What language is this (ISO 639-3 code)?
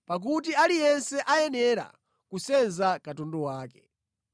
nya